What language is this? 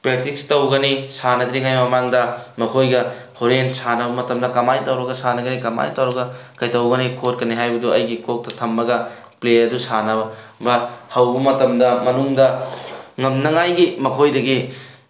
Manipuri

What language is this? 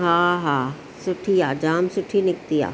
Sindhi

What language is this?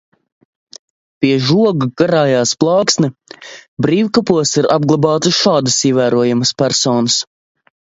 Latvian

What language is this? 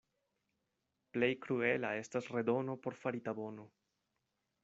Esperanto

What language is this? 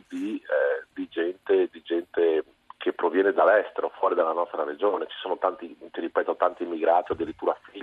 Italian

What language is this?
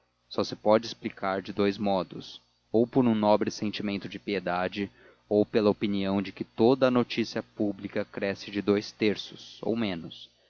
Portuguese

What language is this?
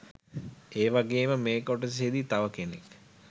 Sinhala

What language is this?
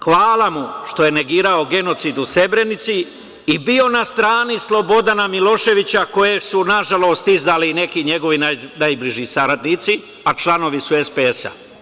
Serbian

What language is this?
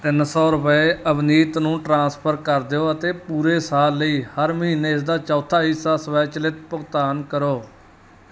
Punjabi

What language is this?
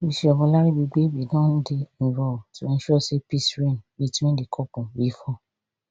Nigerian Pidgin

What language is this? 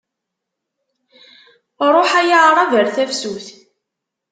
Kabyle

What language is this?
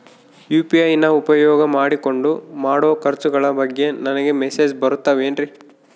Kannada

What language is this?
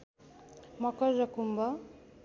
Nepali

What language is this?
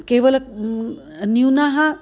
Sanskrit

